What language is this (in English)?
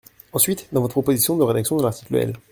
French